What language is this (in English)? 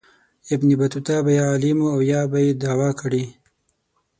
Pashto